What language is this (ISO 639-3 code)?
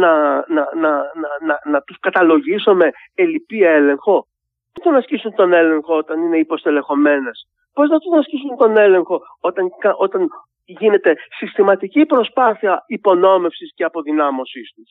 ell